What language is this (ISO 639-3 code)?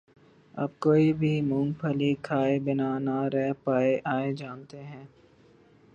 urd